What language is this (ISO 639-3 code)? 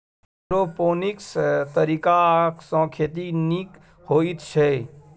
mai